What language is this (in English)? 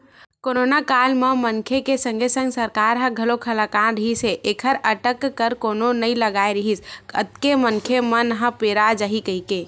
Chhattisgarhi